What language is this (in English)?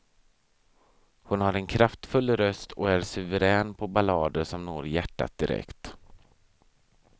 Swedish